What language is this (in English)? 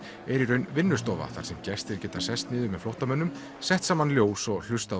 Icelandic